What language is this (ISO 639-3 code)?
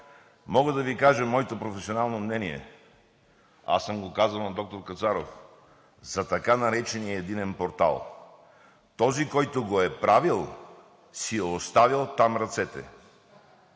bul